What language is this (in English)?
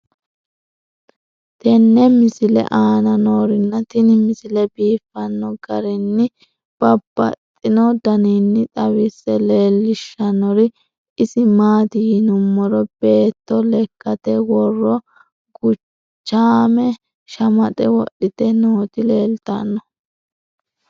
Sidamo